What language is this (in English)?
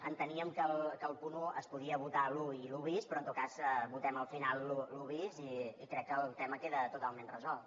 Catalan